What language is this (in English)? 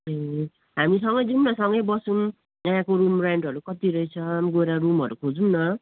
Nepali